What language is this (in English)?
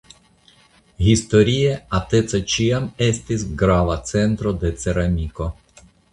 Esperanto